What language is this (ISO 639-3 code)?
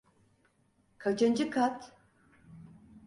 tur